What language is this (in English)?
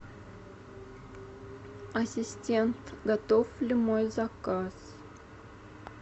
Russian